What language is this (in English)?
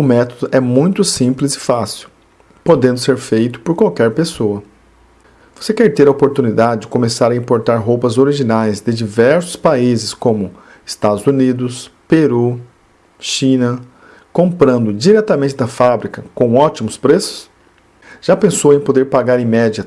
Portuguese